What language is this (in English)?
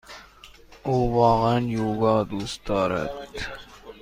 Persian